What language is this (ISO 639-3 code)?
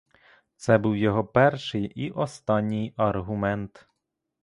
ukr